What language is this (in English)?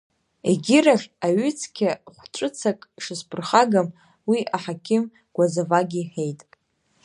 Abkhazian